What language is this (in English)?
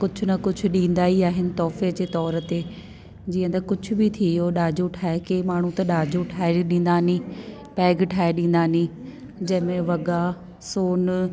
Sindhi